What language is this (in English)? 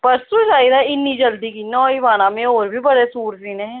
Dogri